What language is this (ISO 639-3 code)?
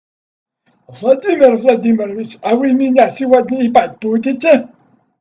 rus